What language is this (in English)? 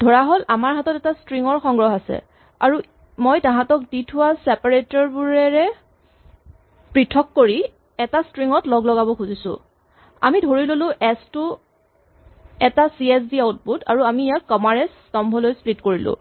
Assamese